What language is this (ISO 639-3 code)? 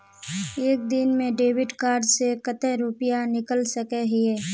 mag